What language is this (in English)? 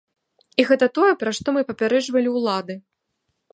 Belarusian